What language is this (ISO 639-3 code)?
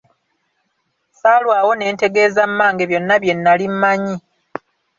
lug